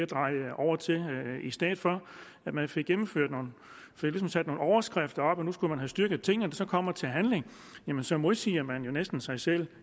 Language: Danish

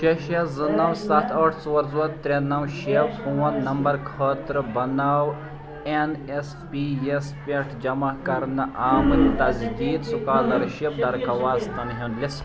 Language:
Kashmiri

